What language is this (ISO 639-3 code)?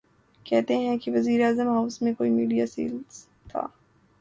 urd